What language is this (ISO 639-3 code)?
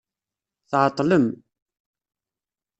kab